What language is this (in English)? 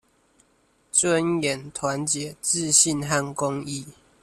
Chinese